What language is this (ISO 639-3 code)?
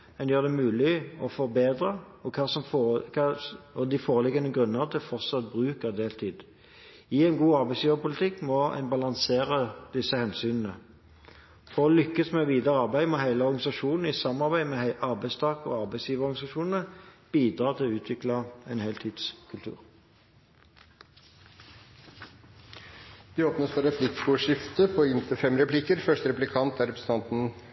nob